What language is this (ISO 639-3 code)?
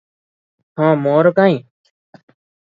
ori